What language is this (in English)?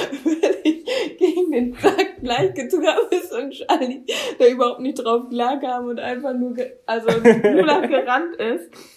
German